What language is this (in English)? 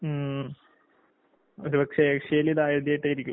Malayalam